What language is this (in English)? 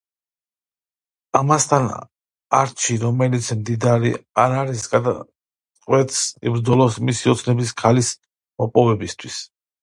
Georgian